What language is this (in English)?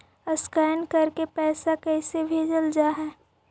Magahi